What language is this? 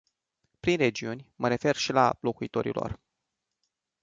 Romanian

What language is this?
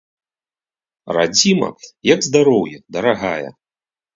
Belarusian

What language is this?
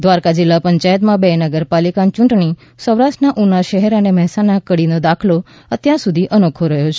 Gujarati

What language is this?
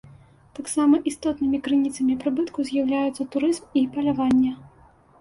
Belarusian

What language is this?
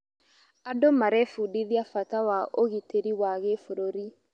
Kikuyu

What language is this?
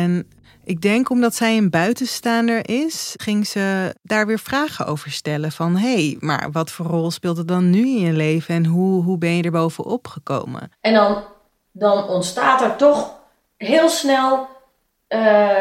Dutch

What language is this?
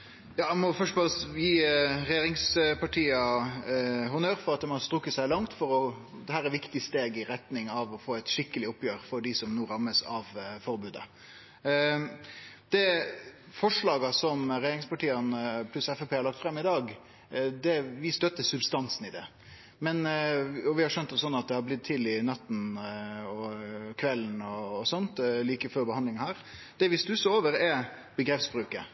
Norwegian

